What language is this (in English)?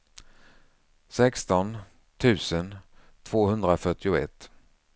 Swedish